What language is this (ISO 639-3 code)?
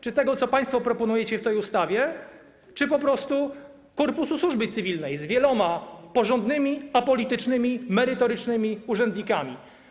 pol